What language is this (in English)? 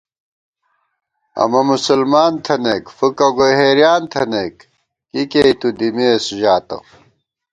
Gawar-Bati